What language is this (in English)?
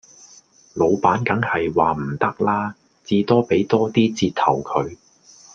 Cantonese